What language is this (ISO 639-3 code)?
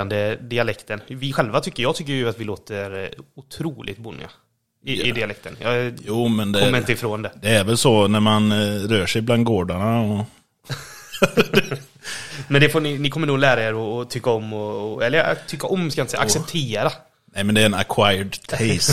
swe